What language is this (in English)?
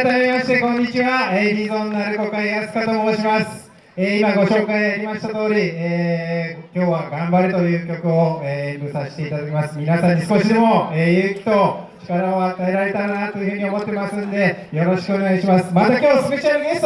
Japanese